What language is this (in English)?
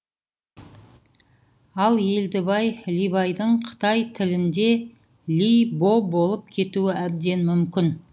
Kazakh